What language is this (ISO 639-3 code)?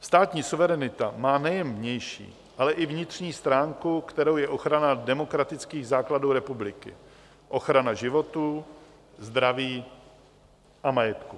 ces